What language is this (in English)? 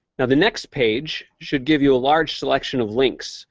English